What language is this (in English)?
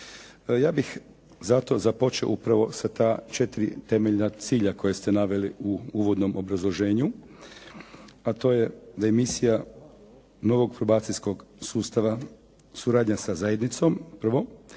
Croatian